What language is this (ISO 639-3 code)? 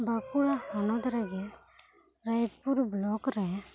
sat